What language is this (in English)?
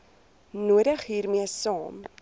Afrikaans